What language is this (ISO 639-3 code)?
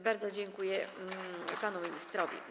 pol